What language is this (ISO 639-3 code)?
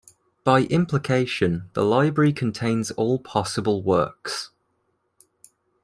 eng